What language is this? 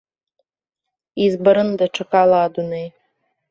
Abkhazian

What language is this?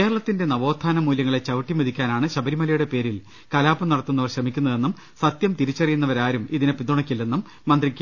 Malayalam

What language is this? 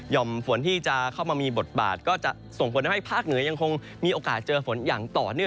Thai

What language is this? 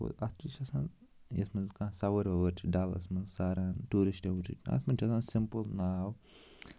Kashmiri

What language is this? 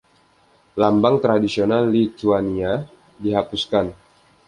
Indonesian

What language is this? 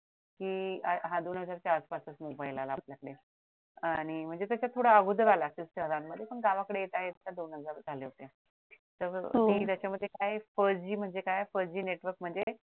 Marathi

